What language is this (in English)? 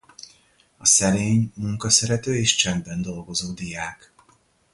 Hungarian